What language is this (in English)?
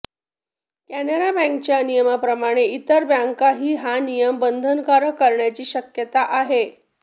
Marathi